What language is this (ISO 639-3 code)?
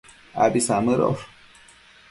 mcf